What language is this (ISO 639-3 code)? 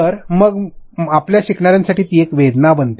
mar